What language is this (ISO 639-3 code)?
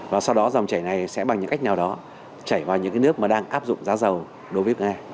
vie